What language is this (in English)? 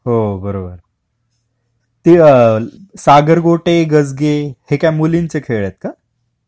Marathi